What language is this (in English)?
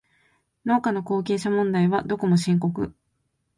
Japanese